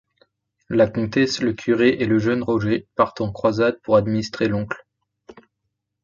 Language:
French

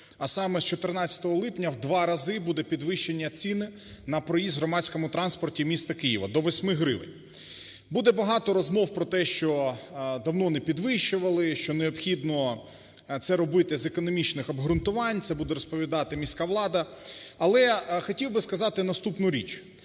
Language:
Ukrainian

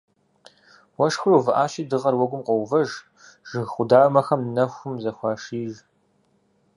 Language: Kabardian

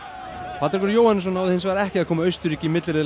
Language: Icelandic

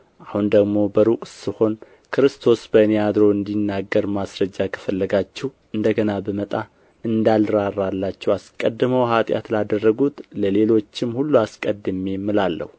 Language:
Amharic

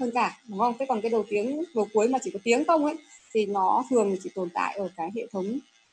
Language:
Vietnamese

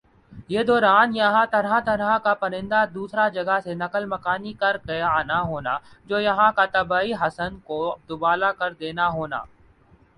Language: Urdu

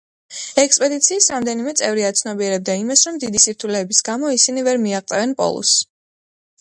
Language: Georgian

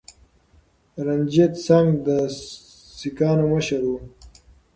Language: Pashto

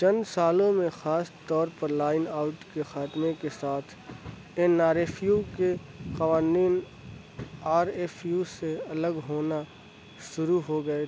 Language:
Urdu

